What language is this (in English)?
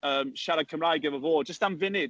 Welsh